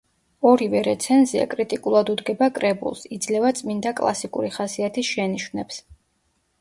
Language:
Georgian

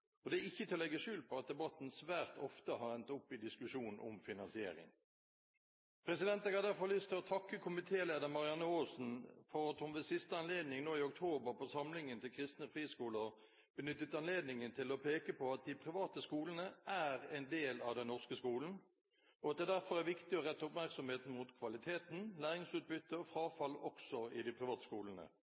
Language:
Norwegian Bokmål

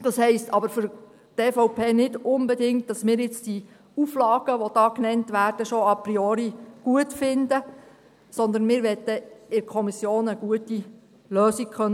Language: Swiss German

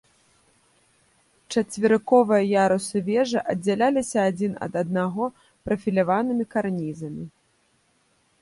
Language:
Belarusian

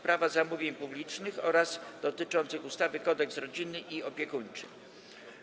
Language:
Polish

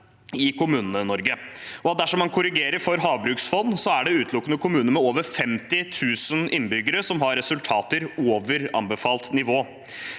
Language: Norwegian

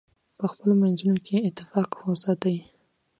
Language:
Pashto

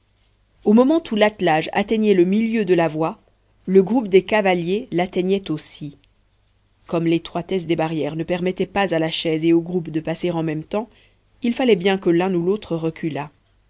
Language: French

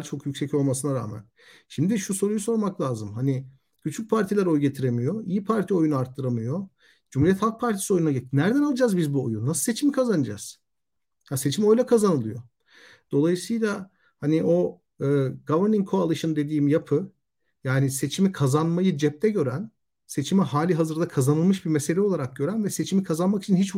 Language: Turkish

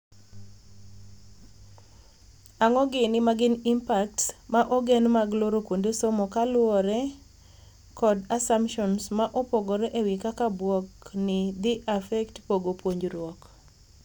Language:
Luo (Kenya and Tanzania)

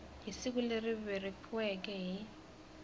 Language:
Tsonga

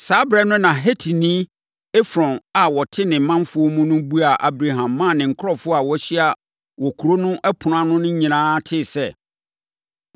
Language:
Akan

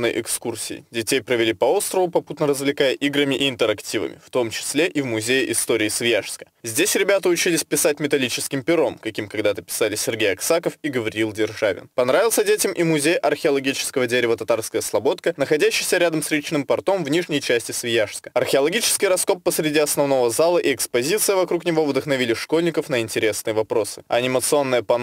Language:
Russian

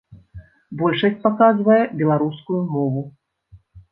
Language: Belarusian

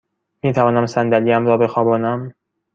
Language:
Persian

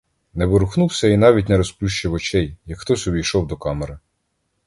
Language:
Ukrainian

